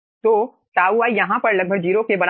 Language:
Hindi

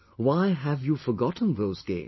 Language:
English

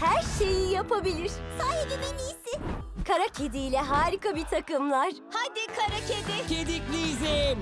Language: Turkish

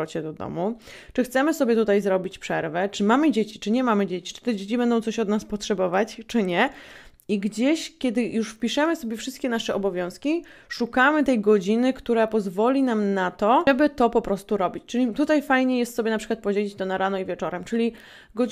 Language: Polish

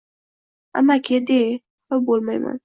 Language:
Uzbek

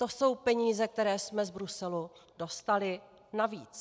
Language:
Czech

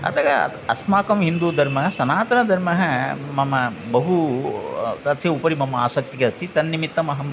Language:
Sanskrit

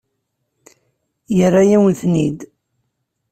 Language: Kabyle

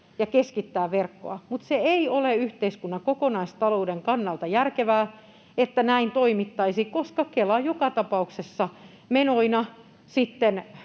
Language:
Finnish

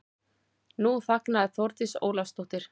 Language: Icelandic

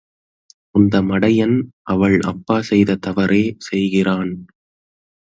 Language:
Tamil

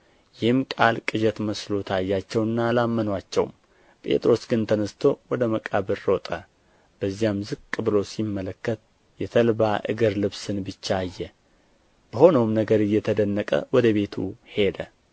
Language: Amharic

